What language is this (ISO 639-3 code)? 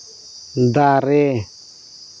sat